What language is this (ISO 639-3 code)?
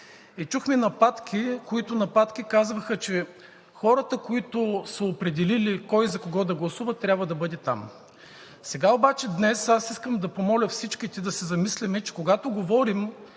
bul